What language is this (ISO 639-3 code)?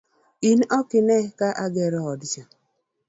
luo